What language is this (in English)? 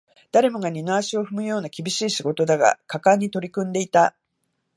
Japanese